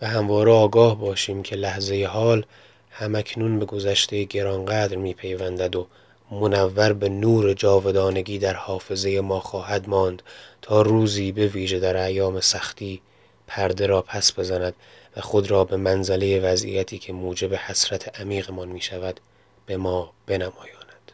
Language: Persian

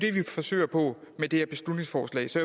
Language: Danish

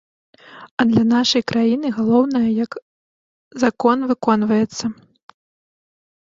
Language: Belarusian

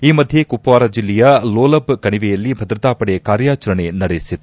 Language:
Kannada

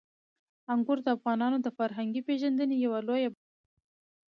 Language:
Pashto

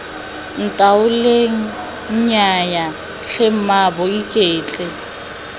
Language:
Tswana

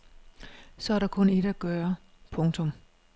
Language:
Danish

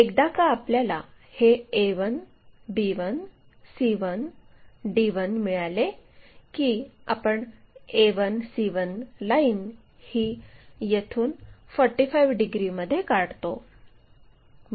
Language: Marathi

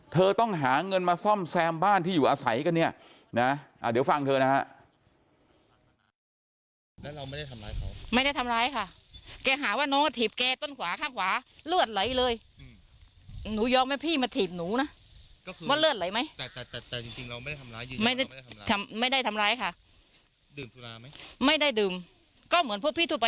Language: Thai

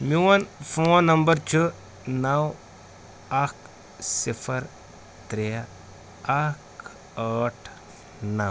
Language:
Kashmiri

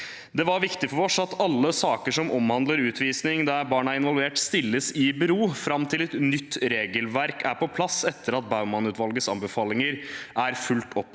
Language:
Norwegian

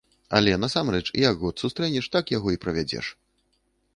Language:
Belarusian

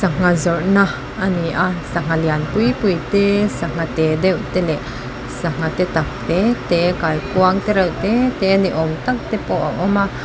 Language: Mizo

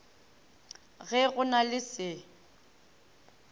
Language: Northern Sotho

